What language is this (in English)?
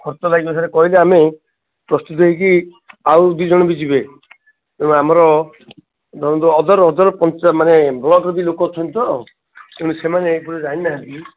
Odia